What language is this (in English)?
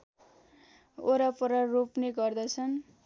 Nepali